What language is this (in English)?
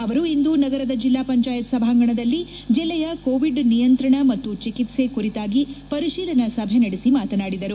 Kannada